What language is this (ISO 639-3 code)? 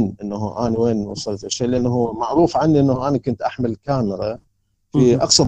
ara